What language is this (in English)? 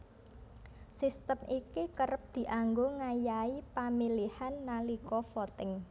Javanese